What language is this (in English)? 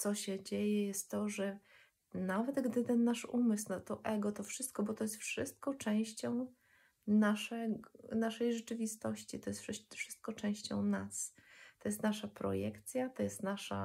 Polish